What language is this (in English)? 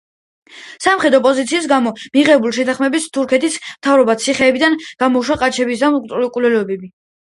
Georgian